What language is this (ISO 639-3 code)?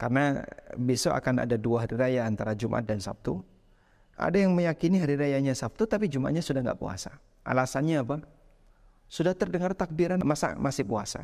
ind